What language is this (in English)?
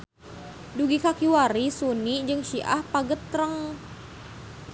Sundanese